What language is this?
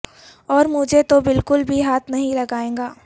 Urdu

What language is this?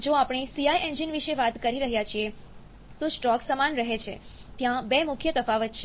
Gujarati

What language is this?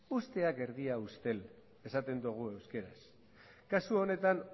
Basque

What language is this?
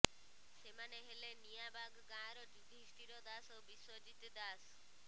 Odia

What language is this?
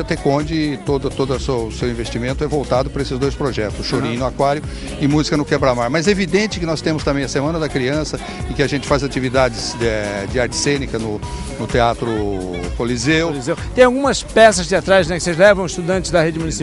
Portuguese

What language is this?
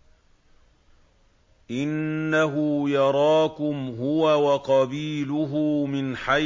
Arabic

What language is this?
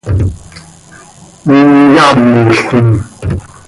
Seri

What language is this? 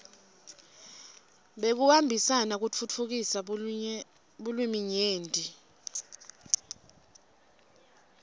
Swati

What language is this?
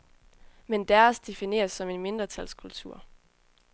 Danish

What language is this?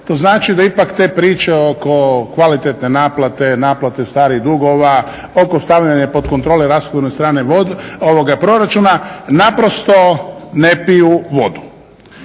Croatian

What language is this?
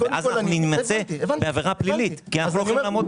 Hebrew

